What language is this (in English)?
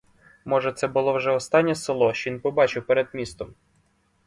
Ukrainian